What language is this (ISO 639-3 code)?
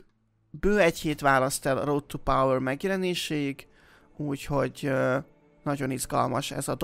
hun